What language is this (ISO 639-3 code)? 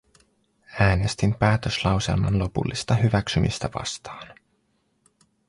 fin